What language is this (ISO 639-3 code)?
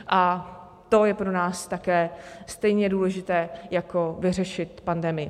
ces